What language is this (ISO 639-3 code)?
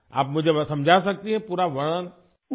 urd